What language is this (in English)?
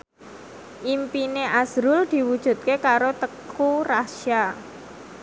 Javanese